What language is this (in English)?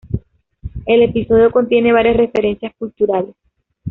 Spanish